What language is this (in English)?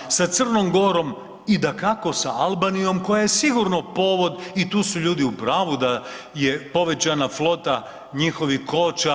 Croatian